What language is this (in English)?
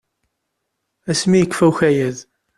Kabyle